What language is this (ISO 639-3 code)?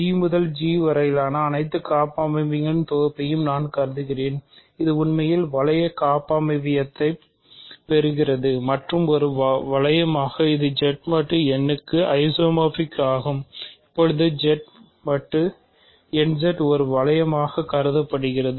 tam